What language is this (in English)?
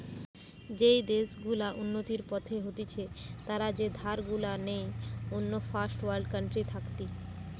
Bangla